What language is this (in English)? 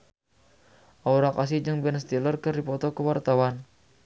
Sundanese